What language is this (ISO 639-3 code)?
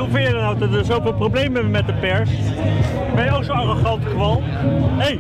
nld